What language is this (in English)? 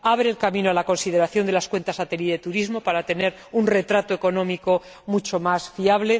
Spanish